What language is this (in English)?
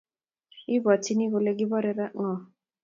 Kalenjin